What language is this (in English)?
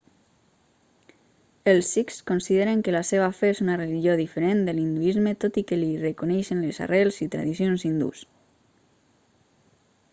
Catalan